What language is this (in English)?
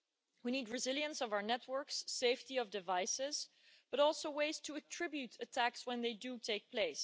English